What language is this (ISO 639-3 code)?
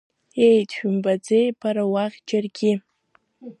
abk